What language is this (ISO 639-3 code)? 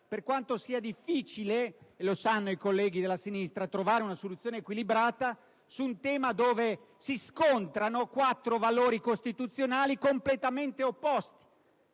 ita